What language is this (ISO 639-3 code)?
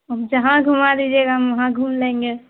urd